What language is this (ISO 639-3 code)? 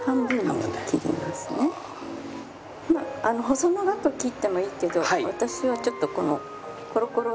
jpn